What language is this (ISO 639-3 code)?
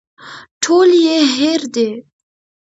pus